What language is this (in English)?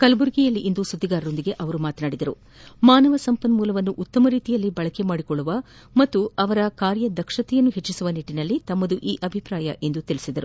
Kannada